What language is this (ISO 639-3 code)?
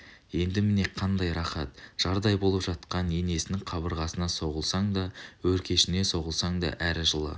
kaz